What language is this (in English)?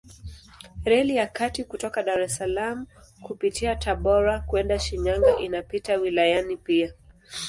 Swahili